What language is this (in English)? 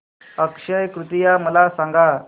Marathi